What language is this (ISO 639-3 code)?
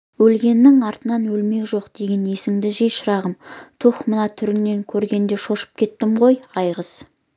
kaz